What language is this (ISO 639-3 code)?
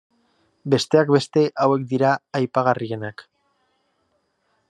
eus